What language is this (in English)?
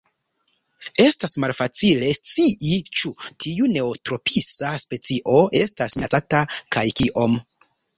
Esperanto